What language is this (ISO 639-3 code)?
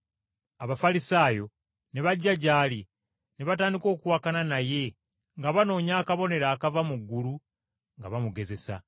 lug